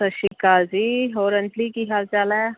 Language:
Punjabi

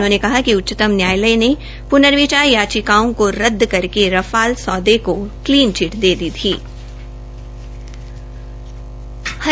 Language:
Hindi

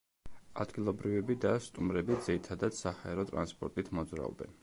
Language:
Georgian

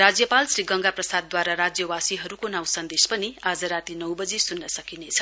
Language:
Nepali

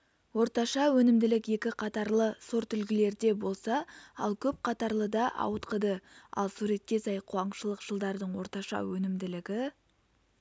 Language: Kazakh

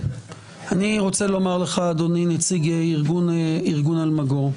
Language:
Hebrew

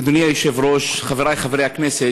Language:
Hebrew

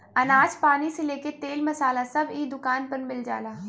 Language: Bhojpuri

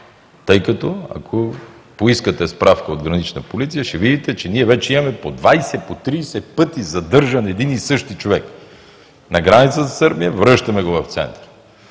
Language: Bulgarian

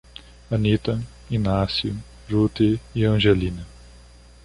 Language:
Portuguese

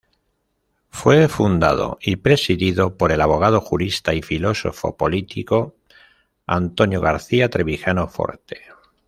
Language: Spanish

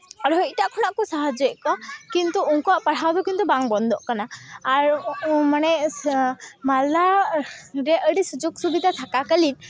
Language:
Santali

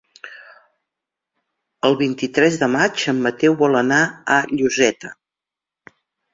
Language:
Catalan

